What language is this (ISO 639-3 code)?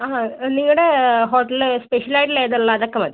mal